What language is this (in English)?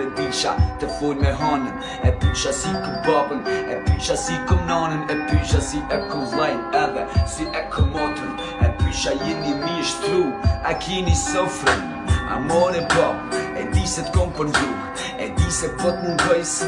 Albanian